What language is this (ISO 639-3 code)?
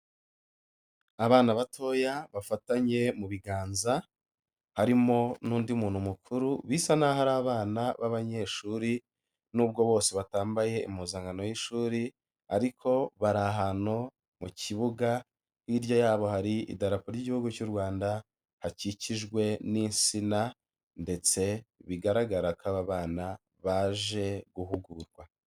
kin